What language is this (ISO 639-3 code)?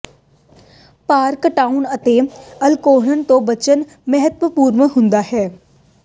pan